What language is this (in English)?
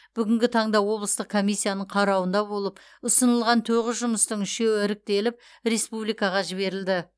Kazakh